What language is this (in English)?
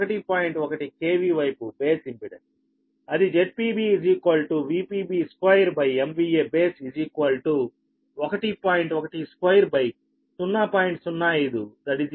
Telugu